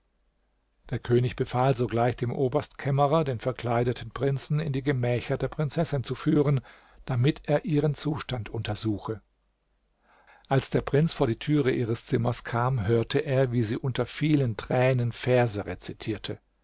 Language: German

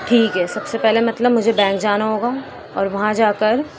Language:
Urdu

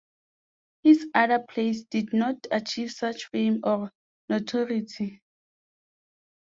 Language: English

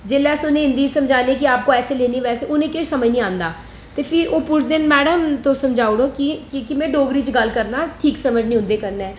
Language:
Dogri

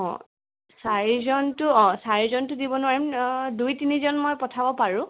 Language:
Assamese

